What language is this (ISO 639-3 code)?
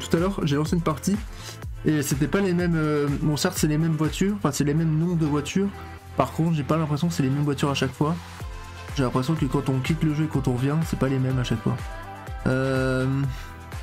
fra